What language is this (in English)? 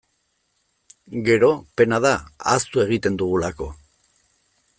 Basque